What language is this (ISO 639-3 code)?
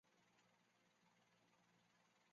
zho